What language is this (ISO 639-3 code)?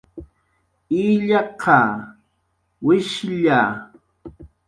jqr